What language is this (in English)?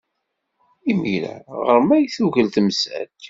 Kabyle